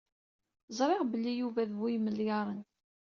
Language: Kabyle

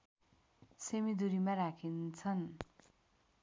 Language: Nepali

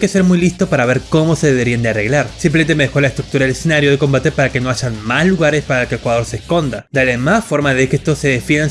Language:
Spanish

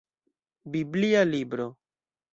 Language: Esperanto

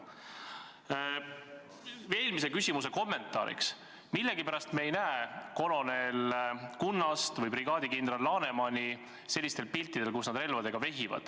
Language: Estonian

